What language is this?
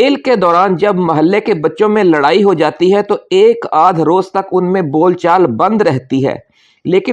Urdu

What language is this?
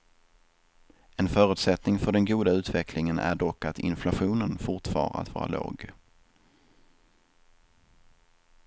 Swedish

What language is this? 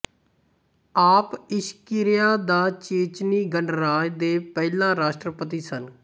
Punjabi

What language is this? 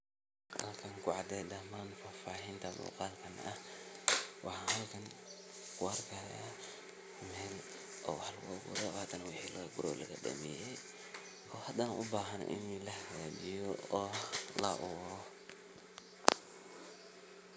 Somali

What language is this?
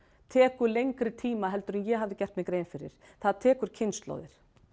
Icelandic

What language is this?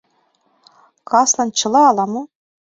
Mari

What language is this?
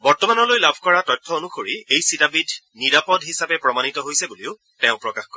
Assamese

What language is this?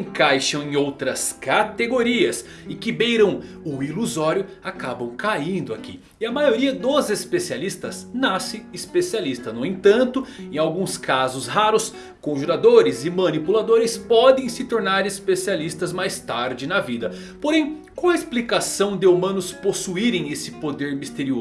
Portuguese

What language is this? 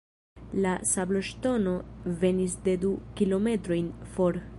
Esperanto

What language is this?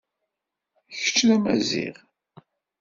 Kabyle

